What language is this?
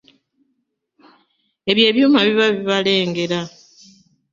Ganda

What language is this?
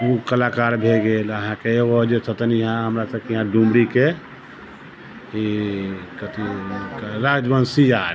Maithili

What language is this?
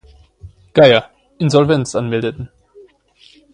German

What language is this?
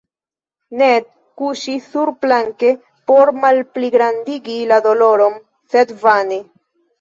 Esperanto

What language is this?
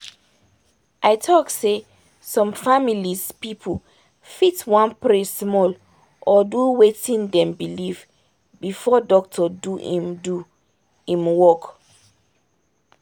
Nigerian Pidgin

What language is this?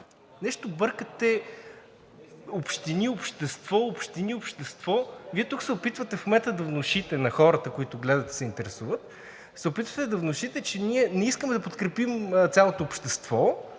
Bulgarian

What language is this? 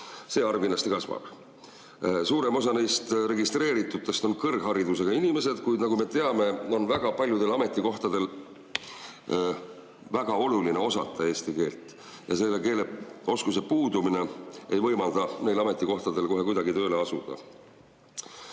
Estonian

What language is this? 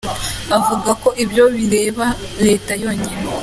Kinyarwanda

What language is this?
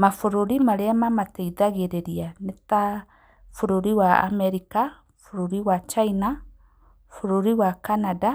Kikuyu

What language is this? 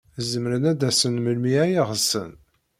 Kabyle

